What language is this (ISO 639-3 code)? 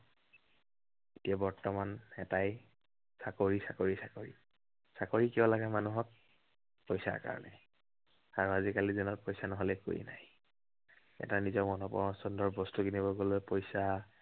asm